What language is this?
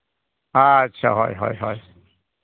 Santali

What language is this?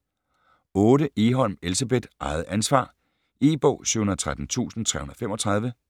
Danish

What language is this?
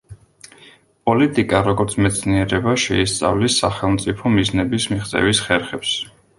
Georgian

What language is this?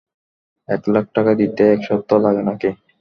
Bangla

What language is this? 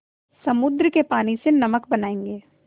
Hindi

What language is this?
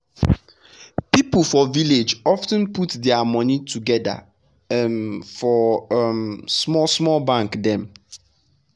Nigerian Pidgin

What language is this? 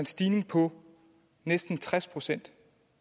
Danish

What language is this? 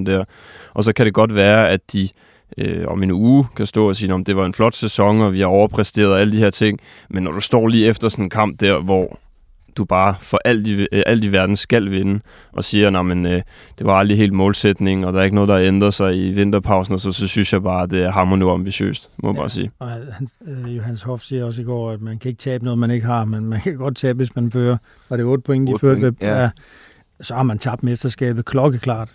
Danish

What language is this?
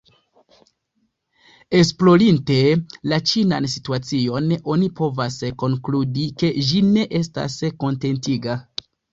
Esperanto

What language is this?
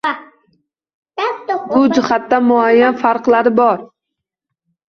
Uzbek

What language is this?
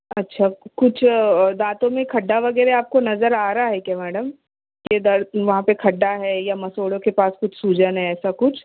Urdu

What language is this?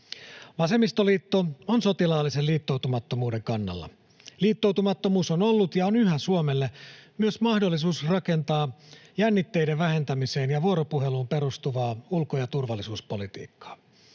Finnish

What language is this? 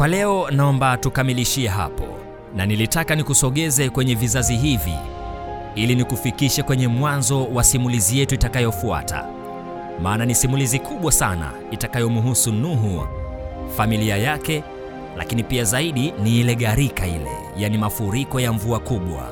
Swahili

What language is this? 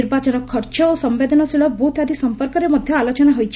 Odia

